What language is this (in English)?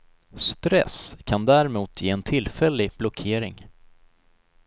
Swedish